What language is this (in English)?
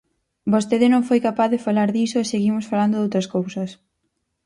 Galician